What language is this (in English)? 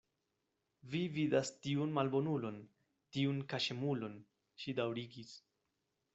Esperanto